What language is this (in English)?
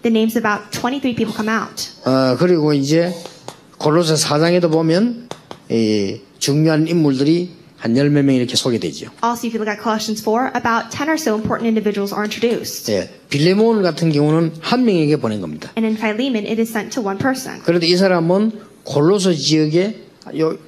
Korean